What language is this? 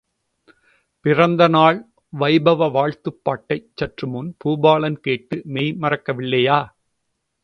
Tamil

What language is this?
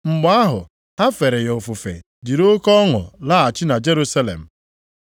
Igbo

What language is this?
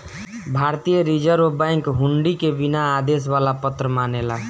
Bhojpuri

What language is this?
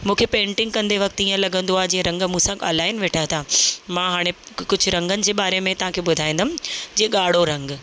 Sindhi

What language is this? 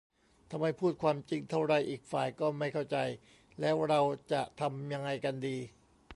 Thai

